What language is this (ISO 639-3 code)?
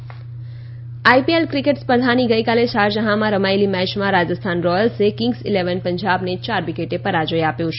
guj